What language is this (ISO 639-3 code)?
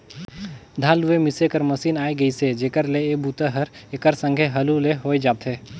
hne